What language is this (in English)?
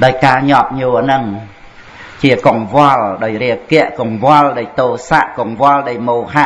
Vietnamese